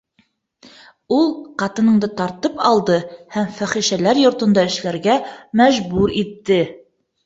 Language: Bashkir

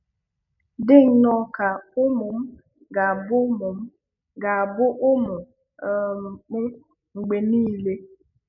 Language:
Igbo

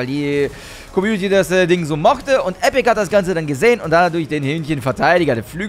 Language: German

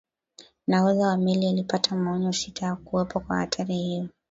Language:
Swahili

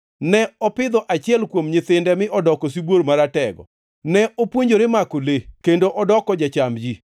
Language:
Luo (Kenya and Tanzania)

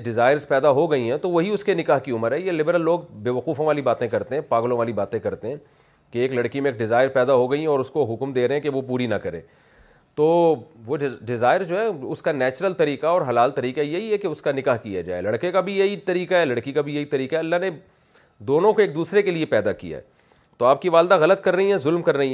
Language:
Urdu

